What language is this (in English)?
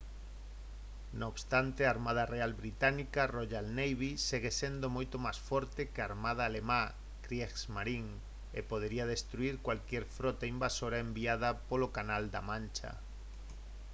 Galician